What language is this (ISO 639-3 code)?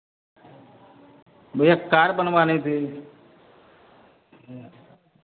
hin